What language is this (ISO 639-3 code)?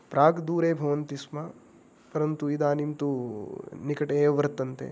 san